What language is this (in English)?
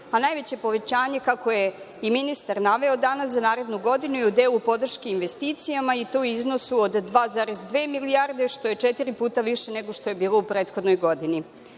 Serbian